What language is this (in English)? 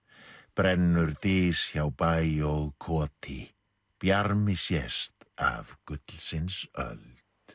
Icelandic